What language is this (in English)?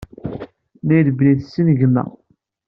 Kabyle